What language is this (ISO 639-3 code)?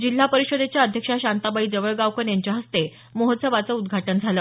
mar